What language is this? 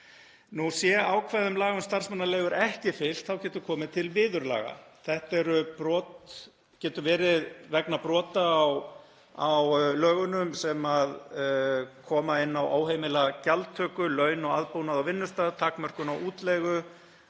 Icelandic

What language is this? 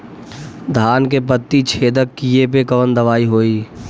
Bhojpuri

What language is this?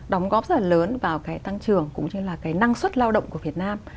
Vietnamese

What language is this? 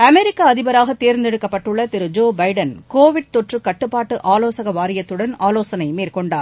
Tamil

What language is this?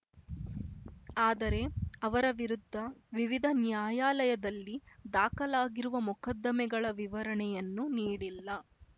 Kannada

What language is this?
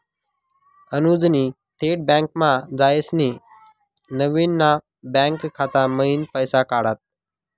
Marathi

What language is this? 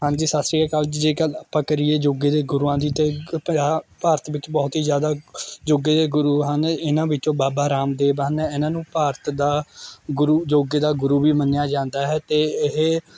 Punjabi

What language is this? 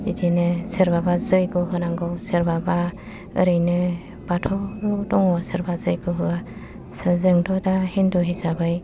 Bodo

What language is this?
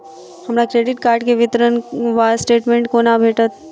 Maithili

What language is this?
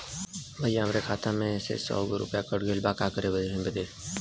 Bhojpuri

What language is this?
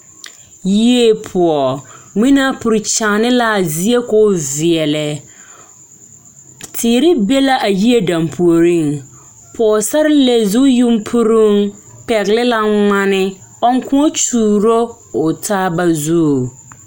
Southern Dagaare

